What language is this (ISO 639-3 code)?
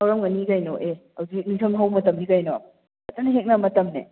mni